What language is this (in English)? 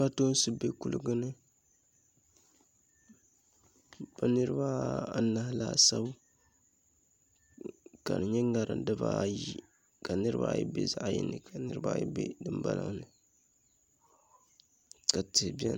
Dagbani